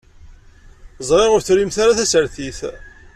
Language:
Kabyle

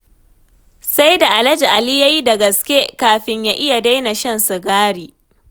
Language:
Hausa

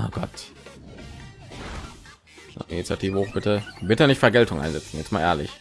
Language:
German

